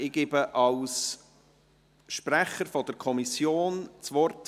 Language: Swiss German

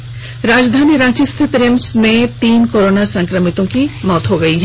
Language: Hindi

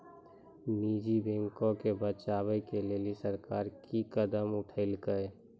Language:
Maithili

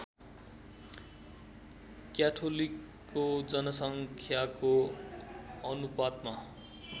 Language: Nepali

